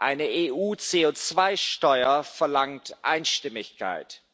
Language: German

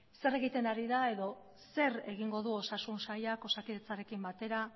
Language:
Basque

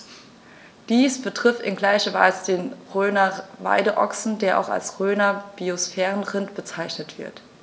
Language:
German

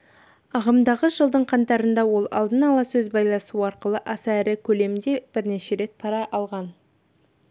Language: Kazakh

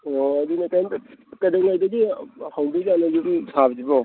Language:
Manipuri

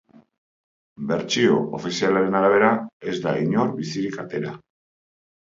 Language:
Basque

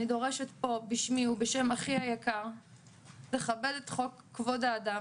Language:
Hebrew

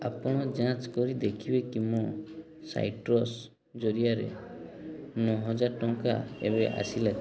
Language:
Odia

